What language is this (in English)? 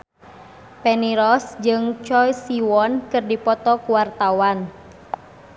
Sundanese